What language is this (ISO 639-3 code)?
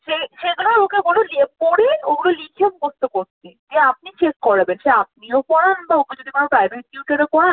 ben